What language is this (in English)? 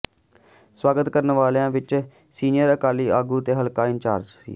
Punjabi